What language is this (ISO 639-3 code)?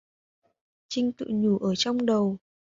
vie